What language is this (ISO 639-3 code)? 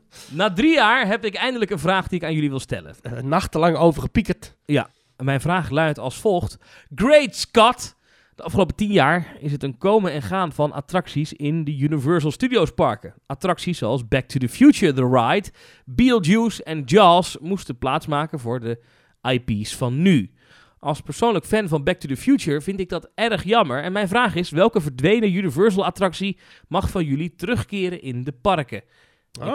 nld